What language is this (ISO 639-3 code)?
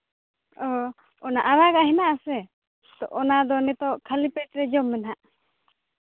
sat